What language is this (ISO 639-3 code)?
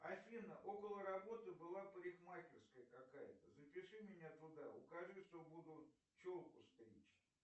rus